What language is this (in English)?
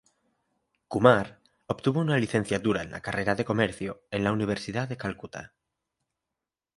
Spanish